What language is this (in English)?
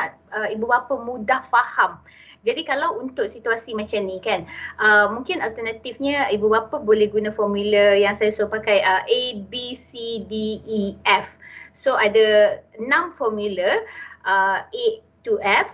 Malay